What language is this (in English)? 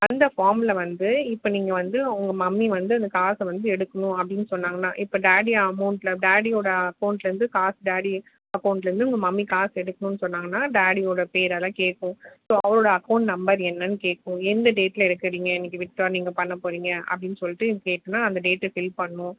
Tamil